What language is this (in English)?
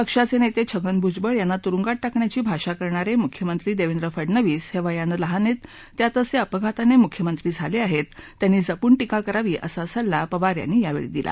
Marathi